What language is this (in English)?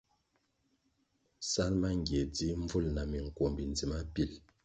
Kwasio